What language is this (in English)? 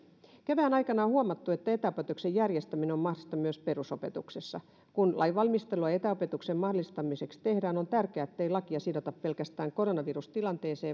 Finnish